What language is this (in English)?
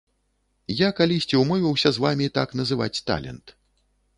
Belarusian